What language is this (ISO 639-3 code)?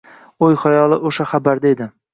uzb